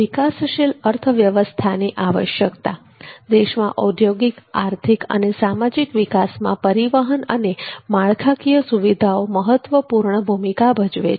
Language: Gujarati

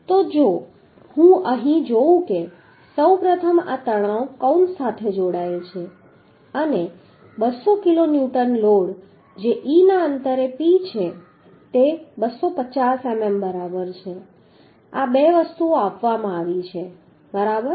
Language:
Gujarati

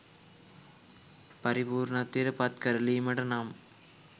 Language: Sinhala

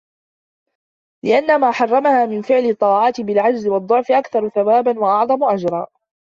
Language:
Arabic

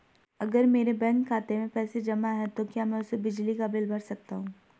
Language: Hindi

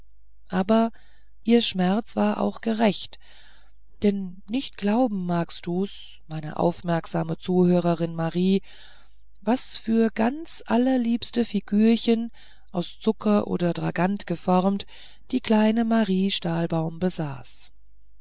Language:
German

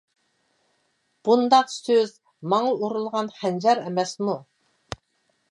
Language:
Uyghur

